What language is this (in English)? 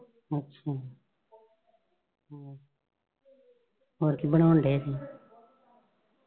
Punjabi